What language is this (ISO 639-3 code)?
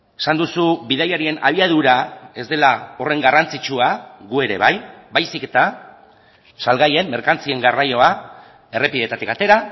eus